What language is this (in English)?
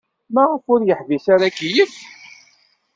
Kabyle